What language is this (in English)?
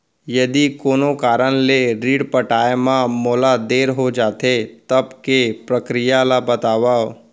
Chhattisgarhi